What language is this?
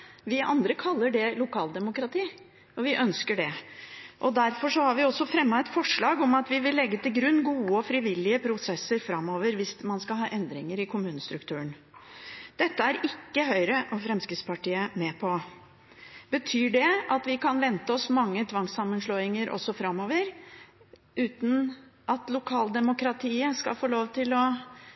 Norwegian Bokmål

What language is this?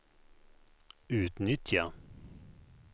Swedish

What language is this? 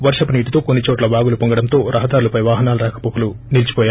Telugu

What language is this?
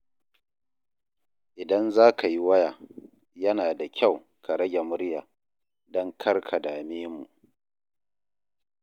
Hausa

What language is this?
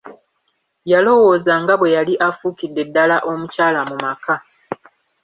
Ganda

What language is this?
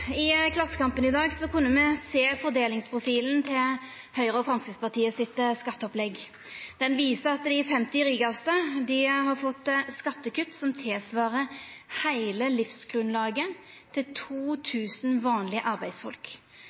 Norwegian Nynorsk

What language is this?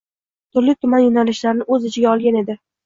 Uzbek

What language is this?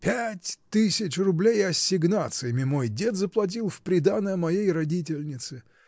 Russian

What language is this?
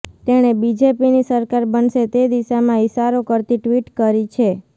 Gujarati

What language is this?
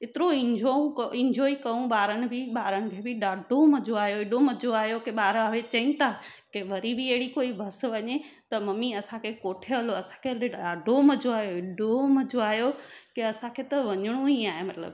Sindhi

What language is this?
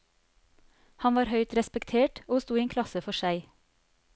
Norwegian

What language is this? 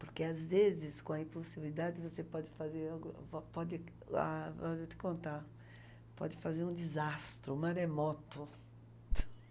Portuguese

